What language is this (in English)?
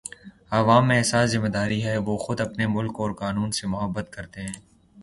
Urdu